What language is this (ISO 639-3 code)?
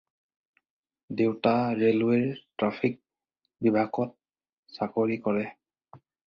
asm